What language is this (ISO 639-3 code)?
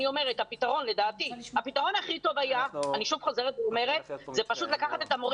heb